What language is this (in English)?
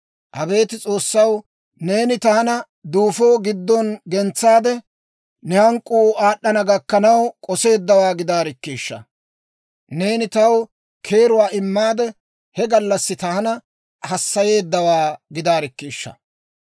Dawro